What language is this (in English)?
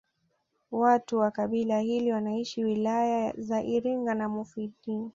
Swahili